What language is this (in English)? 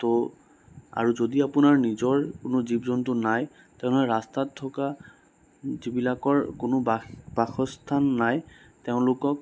Assamese